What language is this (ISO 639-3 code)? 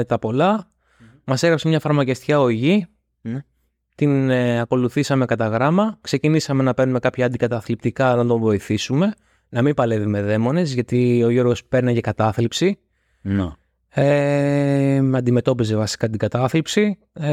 ell